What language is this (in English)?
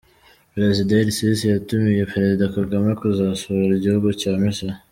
Kinyarwanda